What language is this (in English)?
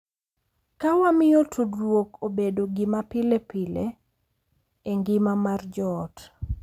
Luo (Kenya and Tanzania)